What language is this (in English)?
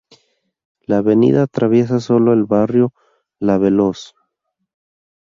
Spanish